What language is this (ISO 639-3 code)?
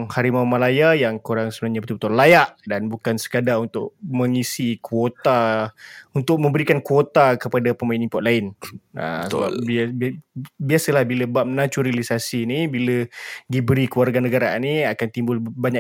msa